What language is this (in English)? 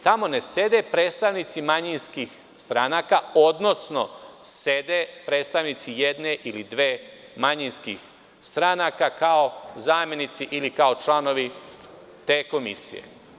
Serbian